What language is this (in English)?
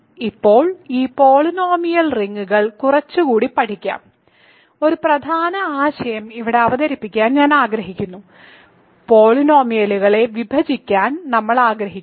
Malayalam